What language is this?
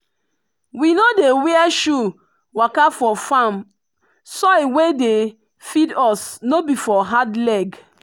Nigerian Pidgin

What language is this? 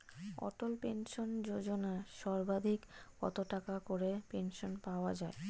Bangla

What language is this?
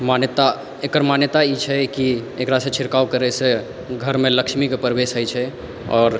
Maithili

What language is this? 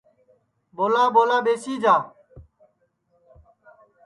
Sansi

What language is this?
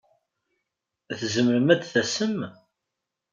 Kabyle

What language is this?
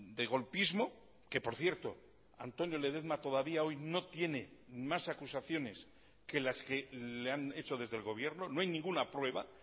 Spanish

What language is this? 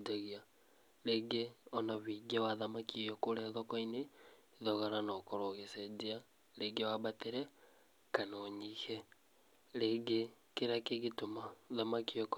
Kikuyu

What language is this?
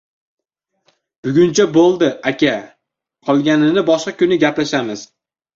Uzbek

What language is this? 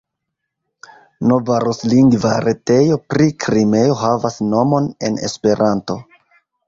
Esperanto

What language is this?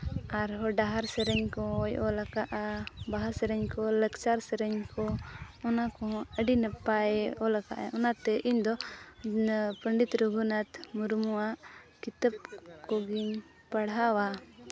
Santali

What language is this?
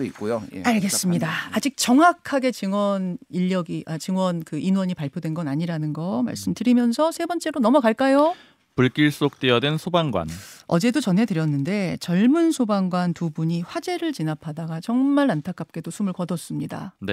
Korean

